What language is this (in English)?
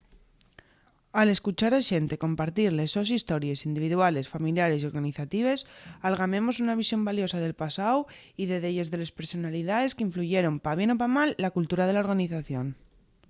Asturian